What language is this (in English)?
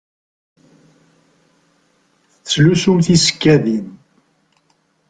Kabyle